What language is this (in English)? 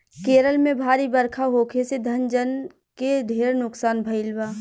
Bhojpuri